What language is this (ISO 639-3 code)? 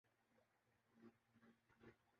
urd